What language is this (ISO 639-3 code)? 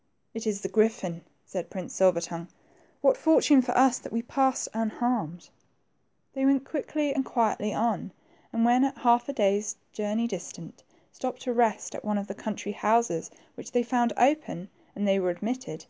eng